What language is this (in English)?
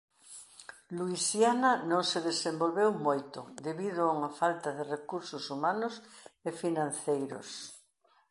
Galician